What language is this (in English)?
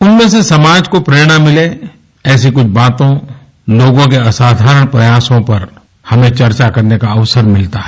Hindi